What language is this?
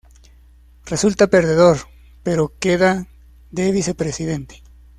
Spanish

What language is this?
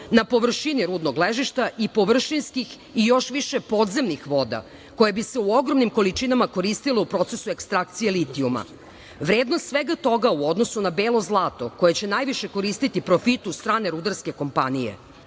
Serbian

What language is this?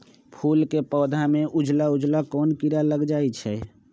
Magahi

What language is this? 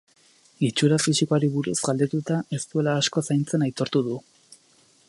Basque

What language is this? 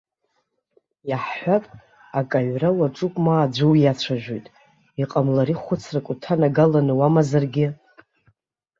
Abkhazian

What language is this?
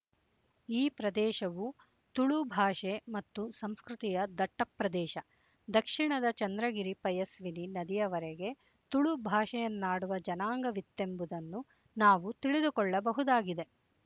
Kannada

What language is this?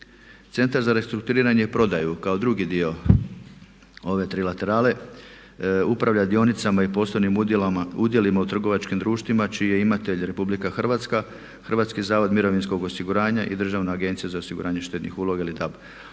Croatian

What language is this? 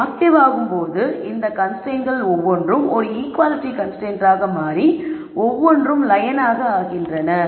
Tamil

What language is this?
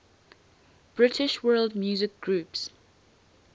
English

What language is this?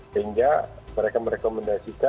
Indonesian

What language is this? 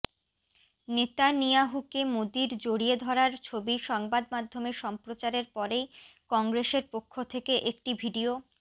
Bangla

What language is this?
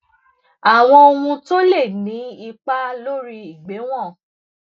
Yoruba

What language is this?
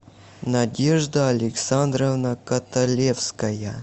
Russian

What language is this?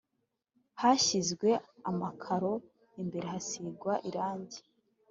Kinyarwanda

